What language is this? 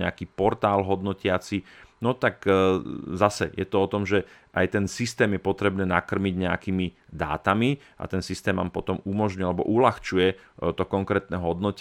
Slovak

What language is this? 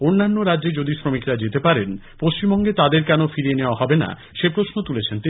Bangla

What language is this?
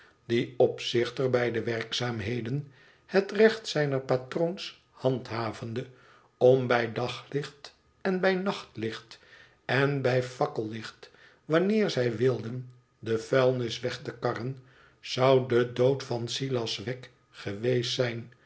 Dutch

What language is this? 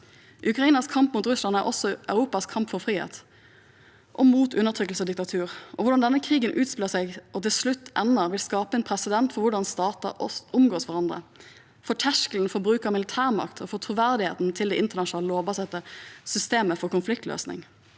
Norwegian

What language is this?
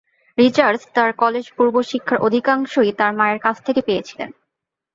Bangla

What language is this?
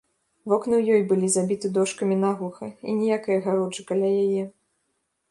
Belarusian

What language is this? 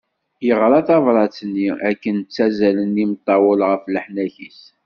Kabyle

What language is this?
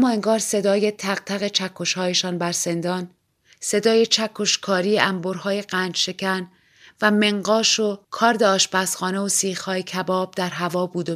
Persian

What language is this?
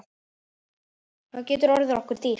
Icelandic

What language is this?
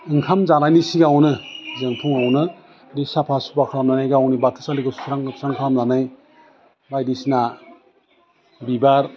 Bodo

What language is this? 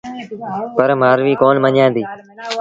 Sindhi Bhil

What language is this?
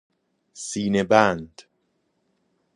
Persian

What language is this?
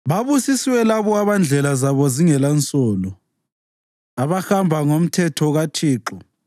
North Ndebele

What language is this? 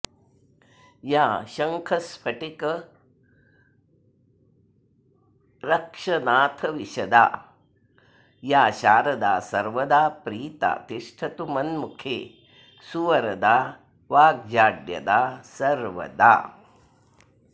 Sanskrit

